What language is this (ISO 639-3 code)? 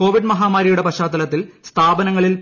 mal